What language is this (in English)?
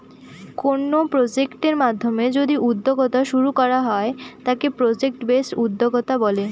Bangla